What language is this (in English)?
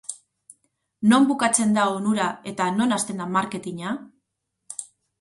Basque